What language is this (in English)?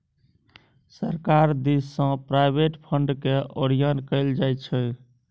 Maithili